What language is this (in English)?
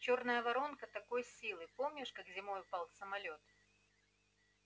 Russian